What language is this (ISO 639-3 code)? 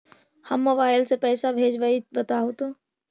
mag